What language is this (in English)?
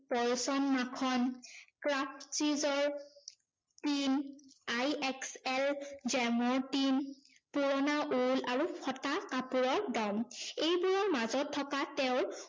Assamese